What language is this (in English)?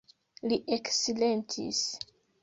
Esperanto